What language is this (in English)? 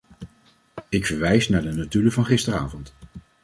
Dutch